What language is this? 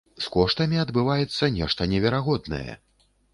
Belarusian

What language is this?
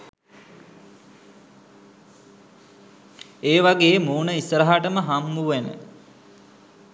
Sinhala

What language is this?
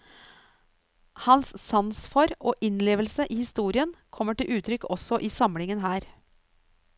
Norwegian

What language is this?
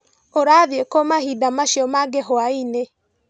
Kikuyu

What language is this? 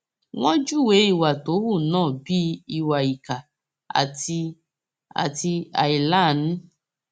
Yoruba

